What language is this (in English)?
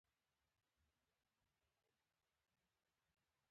Pashto